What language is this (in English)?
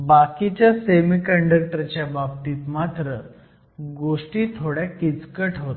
Marathi